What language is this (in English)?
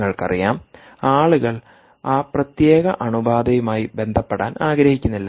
Malayalam